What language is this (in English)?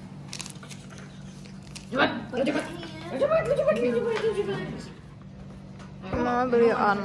Indonesian